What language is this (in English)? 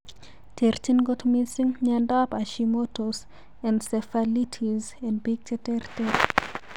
Kalenjin